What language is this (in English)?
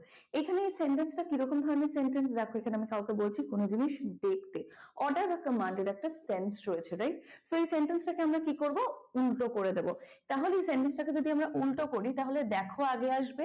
Bangla